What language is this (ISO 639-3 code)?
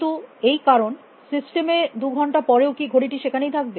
ben